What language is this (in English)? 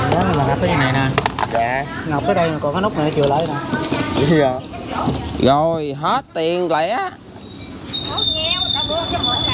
Vietnamese